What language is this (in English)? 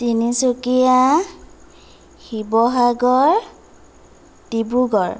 Assamese